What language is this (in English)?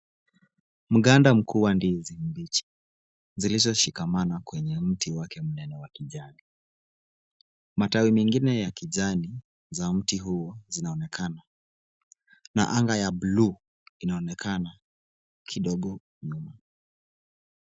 Swahili